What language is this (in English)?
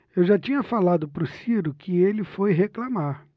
Portuguese